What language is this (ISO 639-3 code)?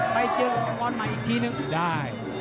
tha